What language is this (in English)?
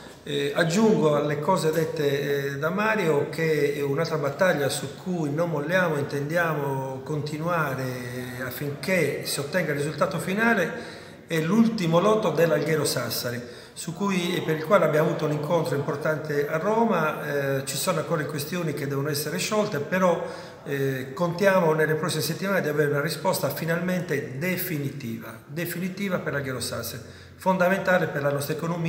Italian